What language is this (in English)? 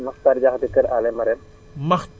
Wolof